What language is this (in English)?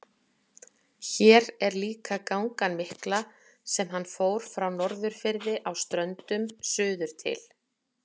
Icelandic